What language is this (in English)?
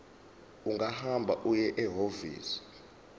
Zulu